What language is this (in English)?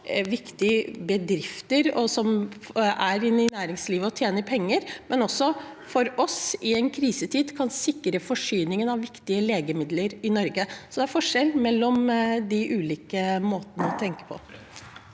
Norwegian